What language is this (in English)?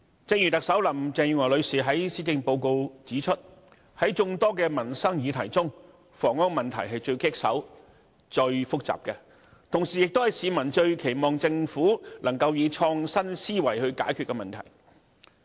Cantonese